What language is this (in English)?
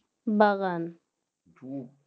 Bangla